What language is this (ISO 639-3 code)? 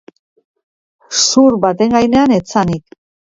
eus